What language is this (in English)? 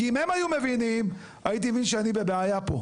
Hebrew